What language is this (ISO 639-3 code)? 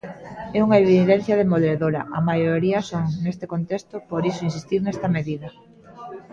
glg